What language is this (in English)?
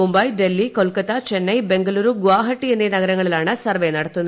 Malayalam